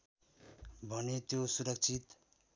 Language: Nepali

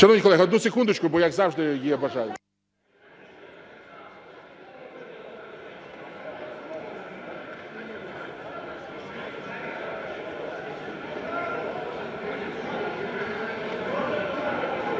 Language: Ukrainian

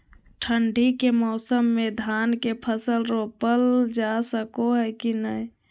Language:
Magahi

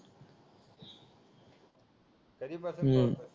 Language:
Marathi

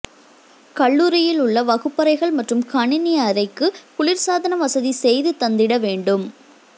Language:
Tamil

